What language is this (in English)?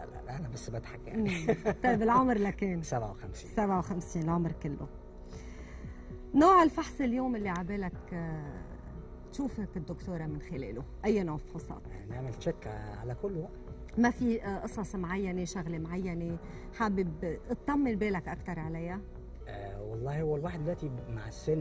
Arabic